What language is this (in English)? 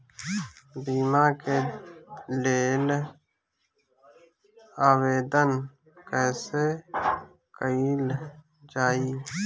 Bhojpuri